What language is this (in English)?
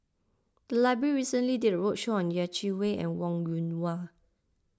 English